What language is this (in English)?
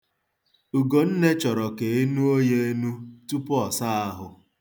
Igbo